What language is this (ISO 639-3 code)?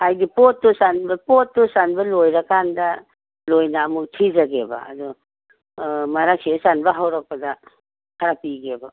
mni